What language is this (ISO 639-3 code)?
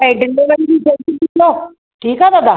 snd